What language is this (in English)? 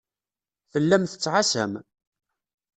Kabyle